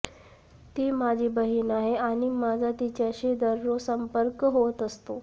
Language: Marathi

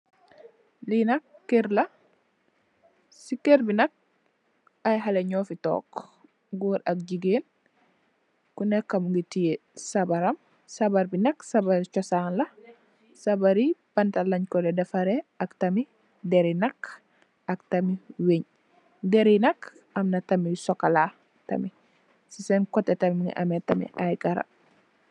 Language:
Wolof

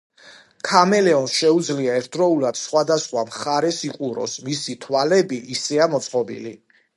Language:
Georgian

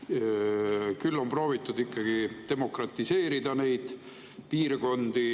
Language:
Estonian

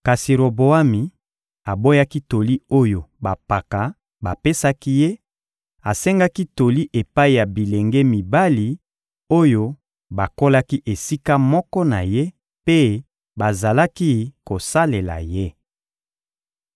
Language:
Lingala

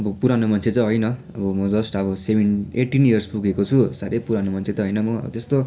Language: Nepali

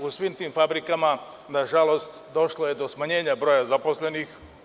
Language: Serbian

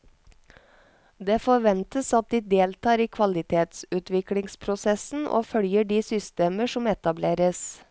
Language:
Norwegian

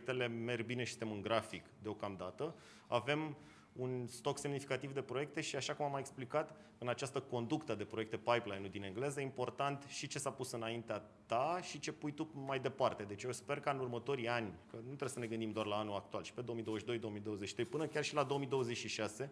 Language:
Romanian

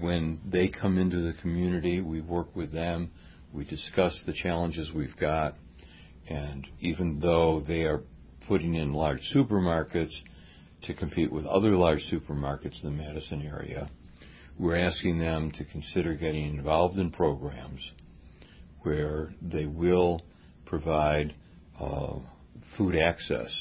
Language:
English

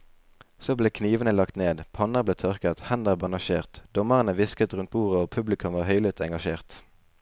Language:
Norwegian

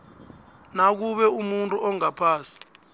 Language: South Ndebele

